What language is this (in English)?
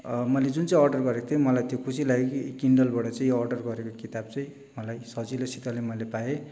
Nepali